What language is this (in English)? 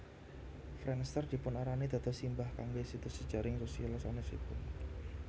Javanese